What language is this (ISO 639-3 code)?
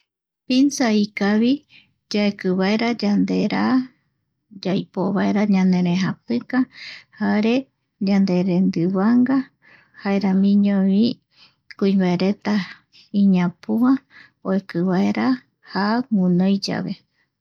gui